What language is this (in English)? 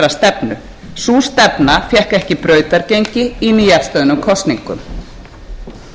Icelandic